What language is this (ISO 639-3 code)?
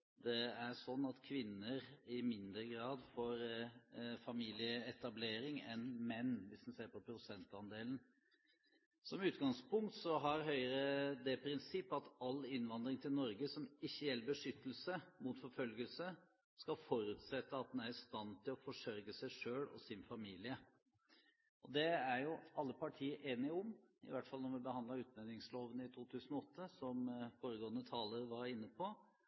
nob